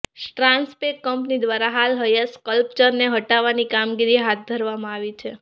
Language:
Gujarati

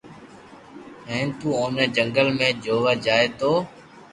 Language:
Loarki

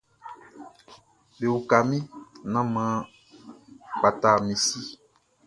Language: Baoulé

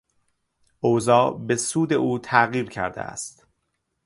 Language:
Persian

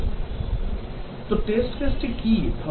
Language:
Bangla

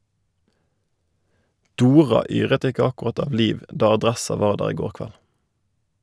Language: Norwegian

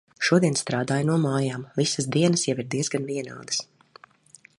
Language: Latvian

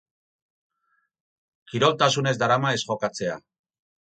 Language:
Basque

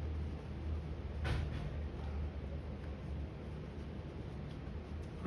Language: Thai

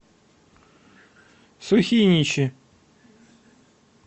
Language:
Russian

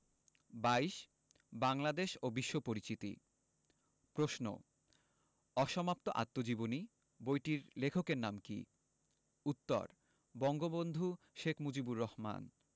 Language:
Bangla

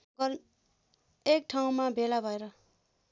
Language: Nepali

